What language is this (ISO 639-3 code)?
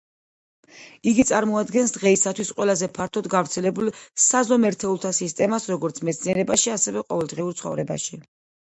kat